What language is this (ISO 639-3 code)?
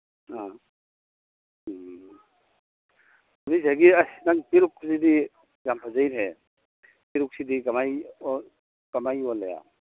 mni